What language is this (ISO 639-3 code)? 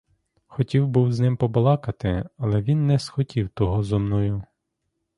ukr